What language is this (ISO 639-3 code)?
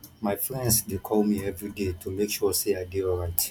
pcm